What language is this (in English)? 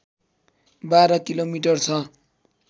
Nepali